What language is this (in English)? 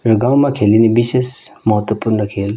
Nepali